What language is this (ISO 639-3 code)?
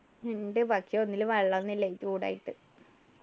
mal